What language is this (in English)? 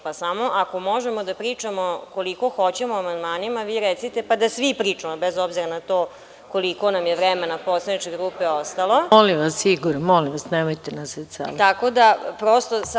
Serbian